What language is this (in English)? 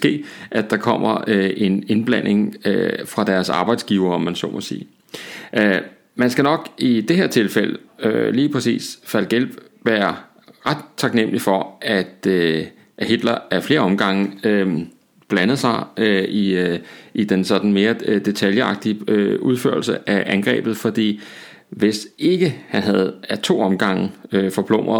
Danish